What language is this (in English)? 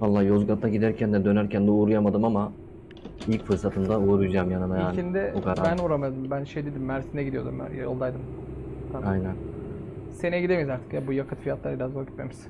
Turkish